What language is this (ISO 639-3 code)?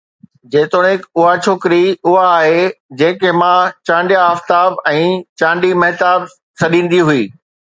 snd